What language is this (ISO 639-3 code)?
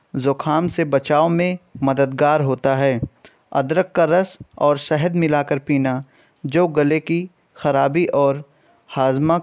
urd